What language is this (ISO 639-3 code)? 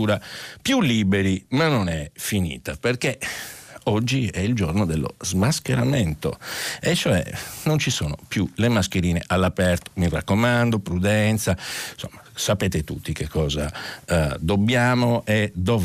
ita